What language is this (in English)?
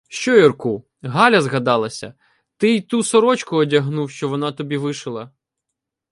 Ukrainian